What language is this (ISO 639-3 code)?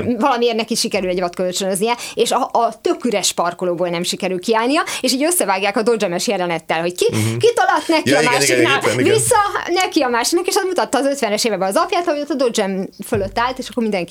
hun